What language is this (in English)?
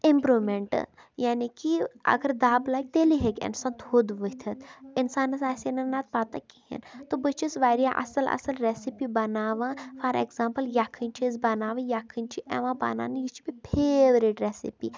Kashmiri